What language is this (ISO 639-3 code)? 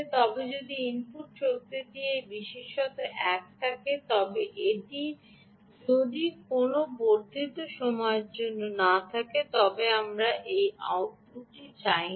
ben